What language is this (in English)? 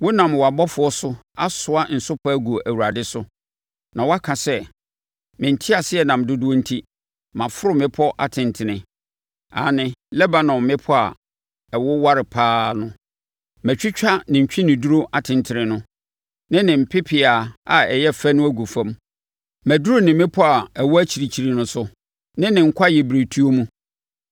Akan